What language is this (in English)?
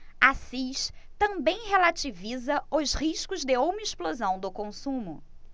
Portuguese